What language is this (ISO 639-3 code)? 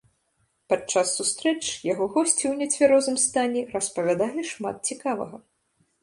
bel